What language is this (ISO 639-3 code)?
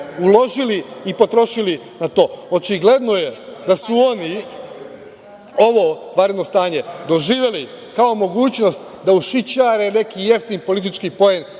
srp